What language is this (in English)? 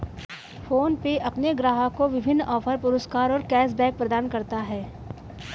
Hindi